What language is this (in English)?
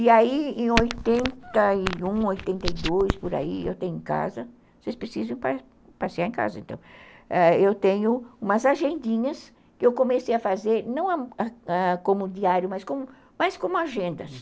Portuguese